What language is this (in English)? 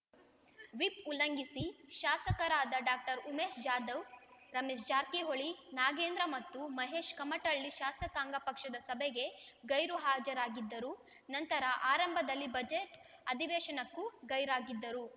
Kannada